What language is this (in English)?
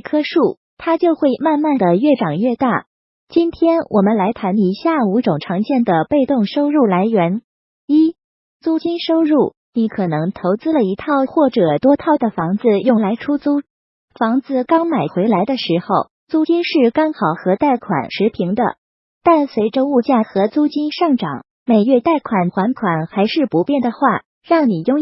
Chinese